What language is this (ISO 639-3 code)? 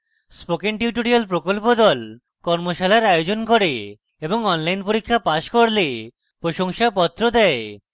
ben